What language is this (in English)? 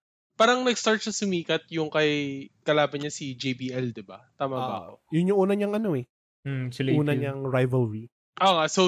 Filipino